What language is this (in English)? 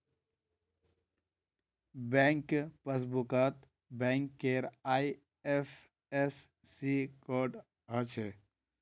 Magahi